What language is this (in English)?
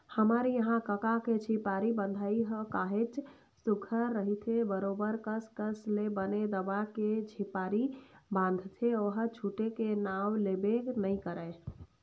Chhattisgarhi